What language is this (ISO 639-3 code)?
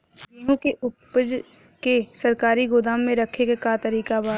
bho